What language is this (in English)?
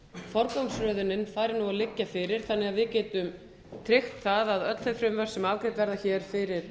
Icelandic